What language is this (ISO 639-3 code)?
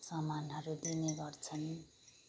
nep